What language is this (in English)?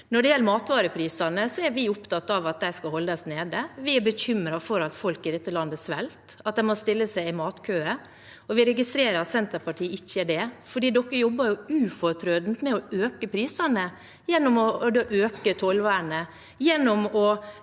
Norwegian